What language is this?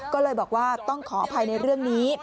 Thai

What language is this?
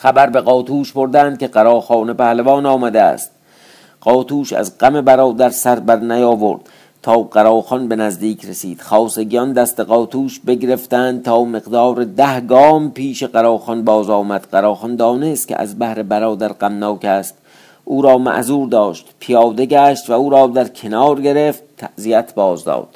Persian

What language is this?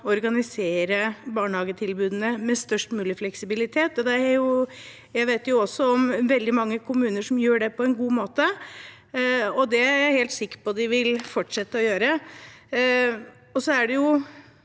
Norwegian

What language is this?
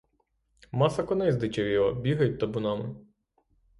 Ukrainian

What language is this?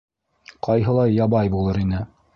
Bashkir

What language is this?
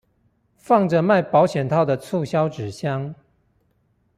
Chinese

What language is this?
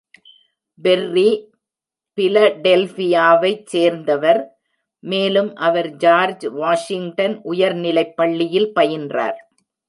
Tamil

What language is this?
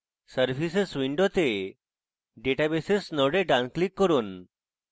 Bangla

